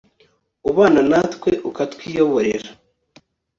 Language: Kinyarwanda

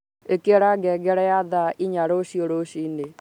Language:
Kikuyu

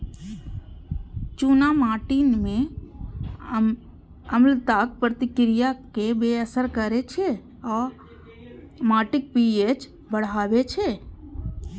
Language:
Maithili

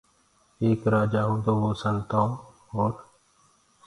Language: Gurgula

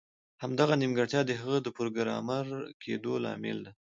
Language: Pashto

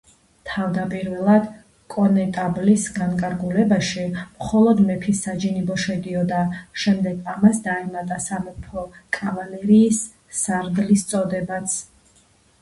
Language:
Georgian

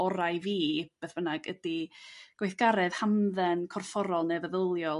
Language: Welsh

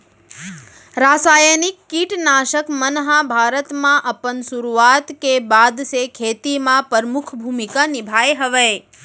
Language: Chhattisgarhi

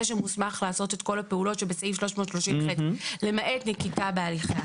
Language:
Hebrew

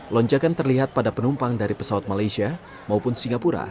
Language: Indonesian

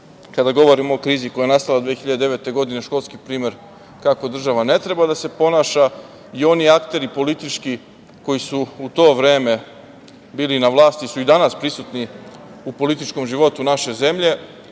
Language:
Serbian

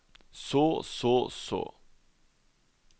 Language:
Norwegian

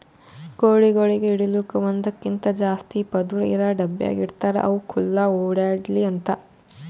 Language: Kannada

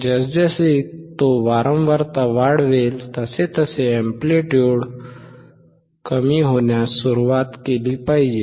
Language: Marathi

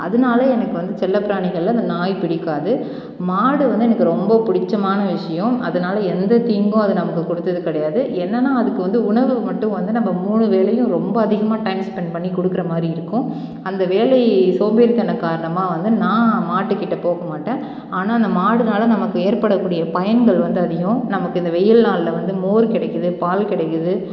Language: Tamil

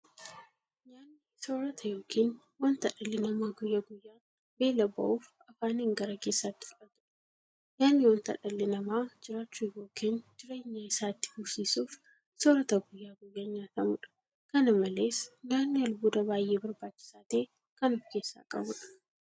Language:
Oromo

